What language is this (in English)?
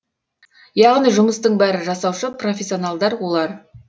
Kazakh